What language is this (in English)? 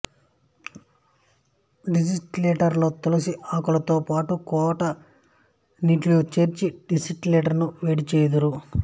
Telugu